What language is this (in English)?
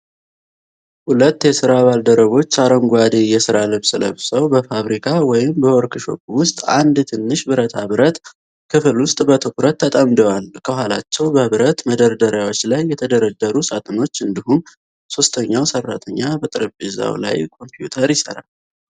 Amharic